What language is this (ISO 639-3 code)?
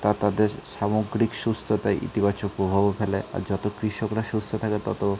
ben